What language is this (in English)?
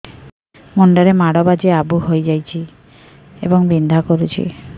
Odia